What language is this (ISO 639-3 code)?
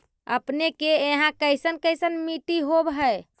mag